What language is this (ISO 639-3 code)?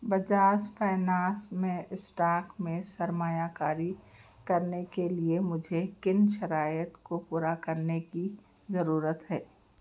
urd